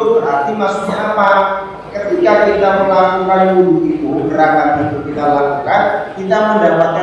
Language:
Indonesian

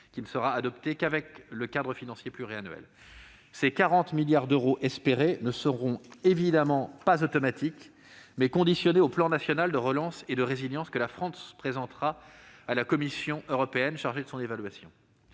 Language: French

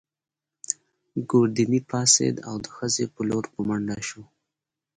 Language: Pashto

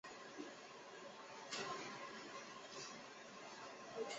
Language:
Chinese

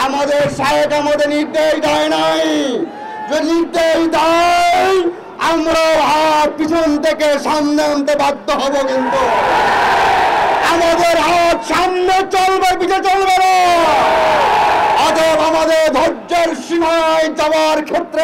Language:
Arabic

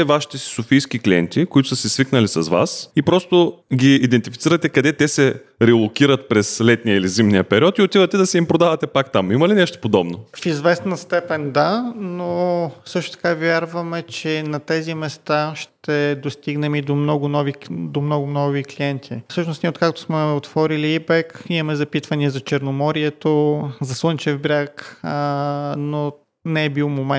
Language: Bulgarian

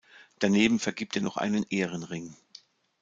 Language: German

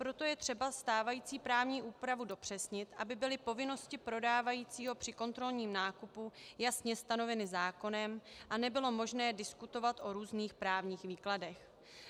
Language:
Czech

